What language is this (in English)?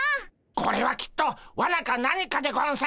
Japanese